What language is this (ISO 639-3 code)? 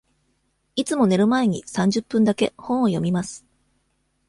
jpn